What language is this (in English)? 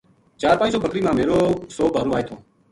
Gujari